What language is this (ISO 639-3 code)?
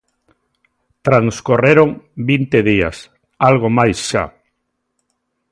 glg